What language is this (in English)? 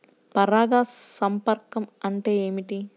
Telugu